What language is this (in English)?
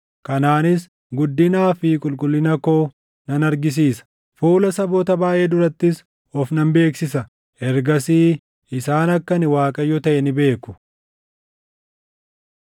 Oromo